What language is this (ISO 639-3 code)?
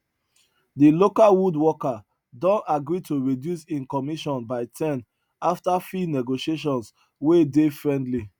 pcm